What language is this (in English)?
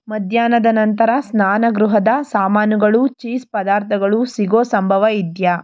Kannada